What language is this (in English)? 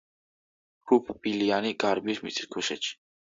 Georgian